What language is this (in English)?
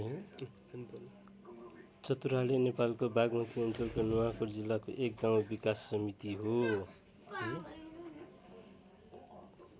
Nepali